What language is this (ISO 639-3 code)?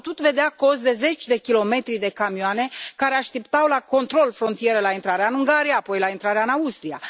ron